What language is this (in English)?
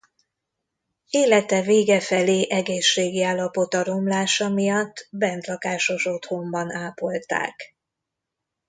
Hungarian